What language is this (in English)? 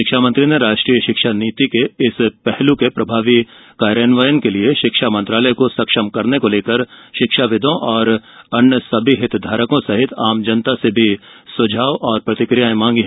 Hindi